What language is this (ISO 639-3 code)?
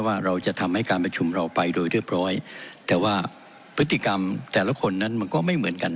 tha